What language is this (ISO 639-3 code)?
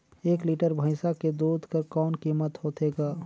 hne